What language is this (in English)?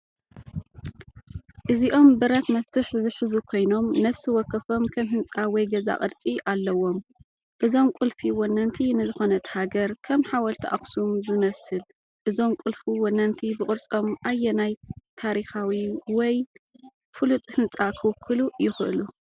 Tigrinya